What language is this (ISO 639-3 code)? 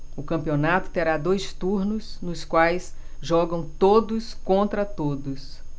por